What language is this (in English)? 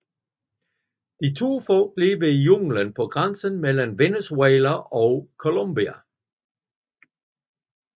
Danish